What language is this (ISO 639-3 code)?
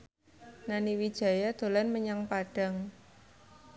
jav